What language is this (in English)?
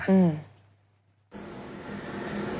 Thai